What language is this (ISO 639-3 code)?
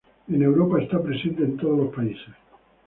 spa